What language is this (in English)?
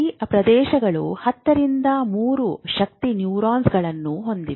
Kannada